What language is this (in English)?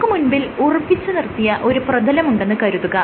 Malayalam